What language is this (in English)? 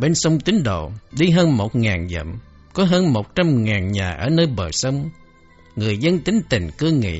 Vietnamese